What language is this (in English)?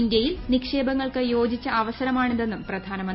Malayalam